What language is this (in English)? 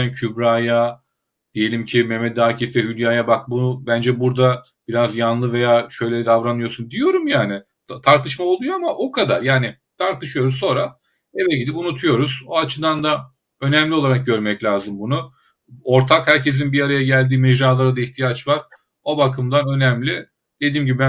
Turkish